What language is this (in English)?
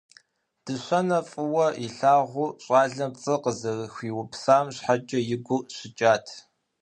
Kabardian